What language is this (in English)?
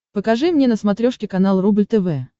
Russian